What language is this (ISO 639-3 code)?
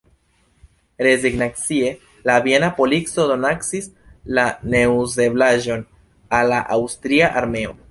epo